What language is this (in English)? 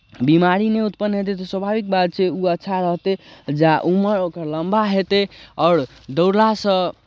Maithili